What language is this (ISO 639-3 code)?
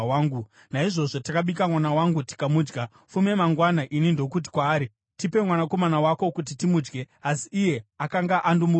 sna